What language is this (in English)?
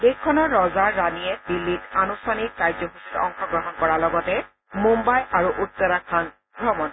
Assamese